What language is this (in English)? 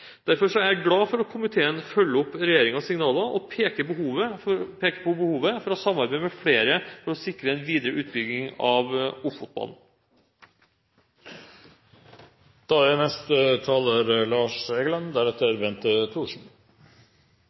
Norwegian Bokmål